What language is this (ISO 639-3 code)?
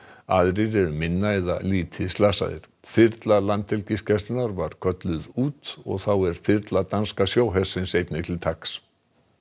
isl